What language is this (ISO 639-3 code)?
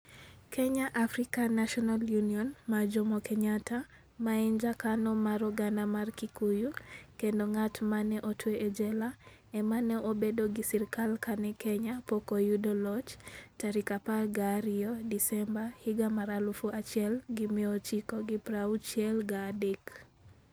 luo